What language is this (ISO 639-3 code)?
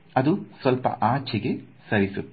kan